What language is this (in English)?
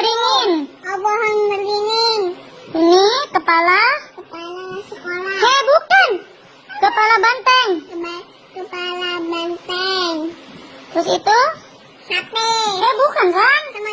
Indonesian